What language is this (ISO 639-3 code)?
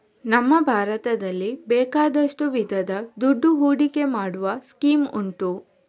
kan